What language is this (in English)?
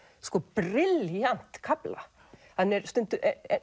Icelandic